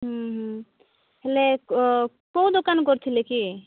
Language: Odia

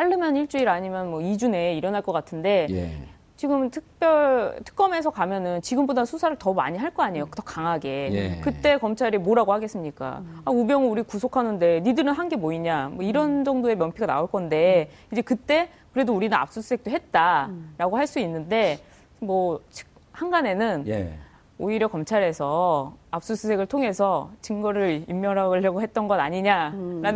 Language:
Korean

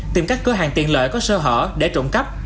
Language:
Vietnamese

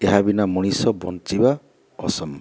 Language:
Odia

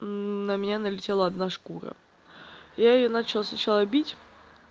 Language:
Russian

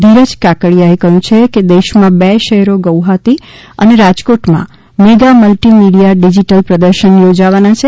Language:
Gujarati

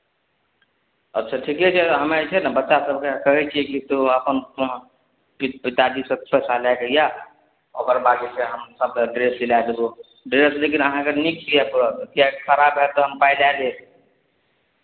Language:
Maithili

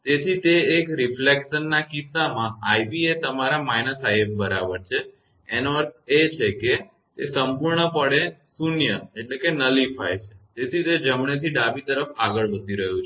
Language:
Gujarati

